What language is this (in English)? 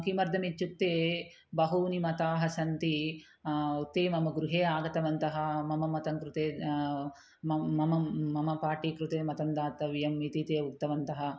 Sanskrit